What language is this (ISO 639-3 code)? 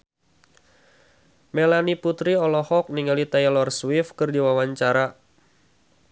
sun